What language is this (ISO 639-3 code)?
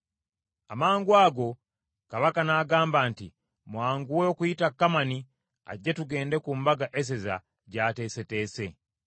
lug